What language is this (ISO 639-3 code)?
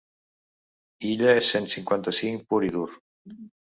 cat